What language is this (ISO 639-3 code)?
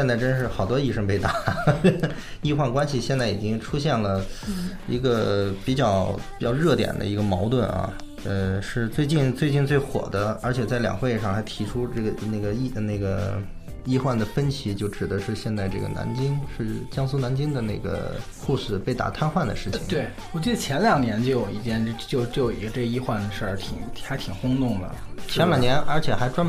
zho